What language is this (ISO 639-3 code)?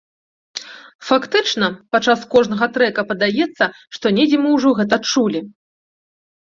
bel